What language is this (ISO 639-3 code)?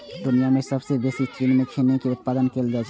mai